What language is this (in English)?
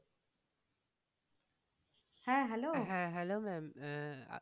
Bangla